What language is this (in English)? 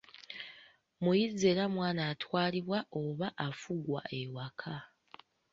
Ganda